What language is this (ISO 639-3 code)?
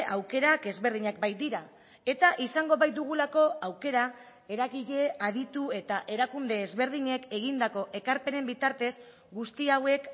eus